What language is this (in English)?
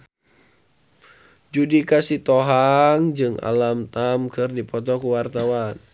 Sundanese